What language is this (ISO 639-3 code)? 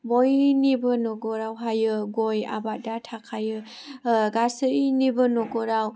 brx